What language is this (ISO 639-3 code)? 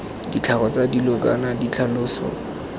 tsn